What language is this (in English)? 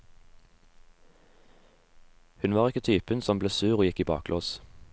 Norwegian